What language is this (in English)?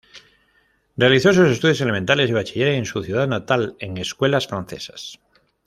Spanish